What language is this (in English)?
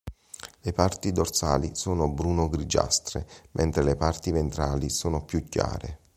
Italian